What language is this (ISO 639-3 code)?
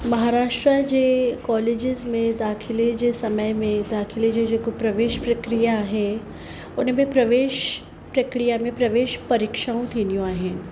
snd